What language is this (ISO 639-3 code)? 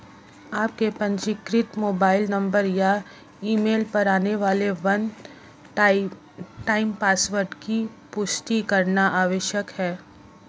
hin